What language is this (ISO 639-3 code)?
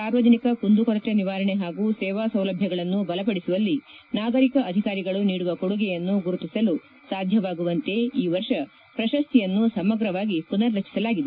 kan